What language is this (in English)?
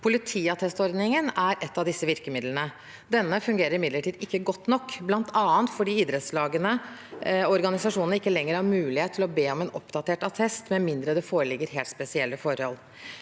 Norwegian